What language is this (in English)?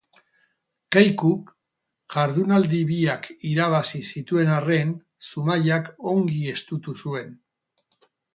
Basque